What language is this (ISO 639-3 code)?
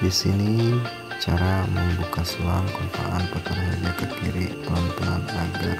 ind